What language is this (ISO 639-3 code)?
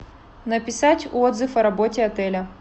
rus